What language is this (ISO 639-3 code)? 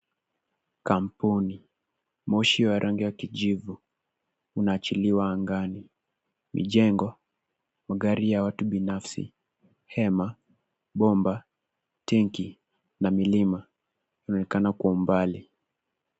swa